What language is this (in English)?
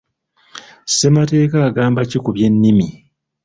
Ganda